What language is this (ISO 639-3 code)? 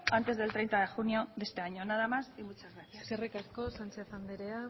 spa